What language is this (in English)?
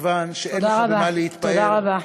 Hebrew